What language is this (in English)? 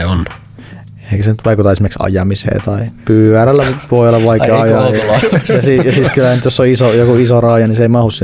Finnish